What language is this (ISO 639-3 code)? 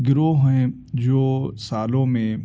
urd